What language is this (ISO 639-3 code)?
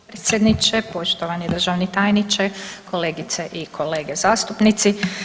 hrv